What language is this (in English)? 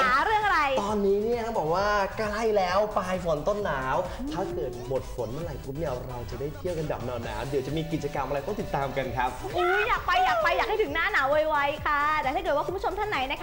Thai